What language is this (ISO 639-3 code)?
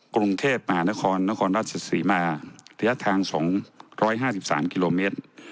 tha